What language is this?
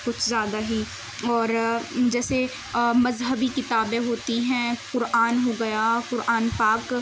Urdu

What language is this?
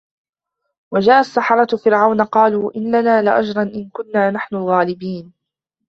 Arabic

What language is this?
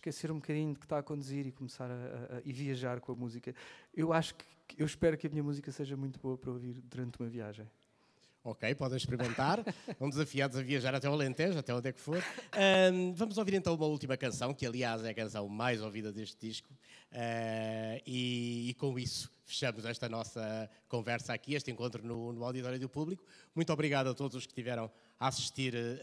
Portuguese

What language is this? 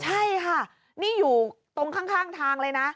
Thai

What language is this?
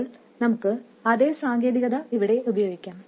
Malayalam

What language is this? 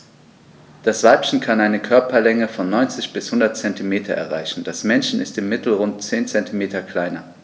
German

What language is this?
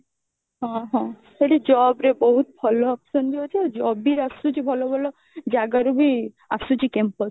Odia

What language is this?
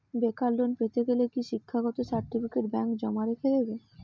Bangla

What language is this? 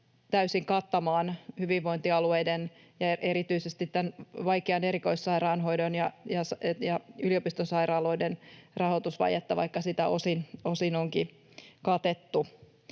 Finnish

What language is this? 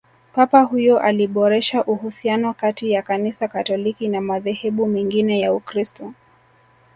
Swahili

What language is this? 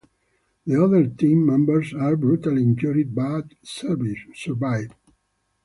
English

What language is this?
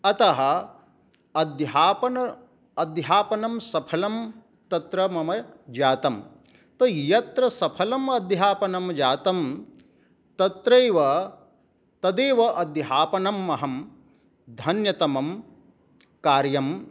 Sanskrit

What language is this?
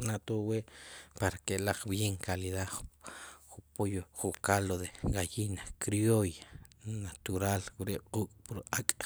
Sipacapense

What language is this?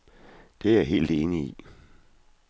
Danish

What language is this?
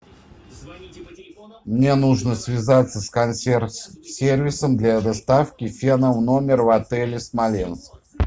Russian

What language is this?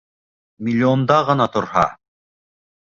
Bashkir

